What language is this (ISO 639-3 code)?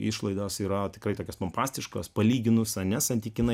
lit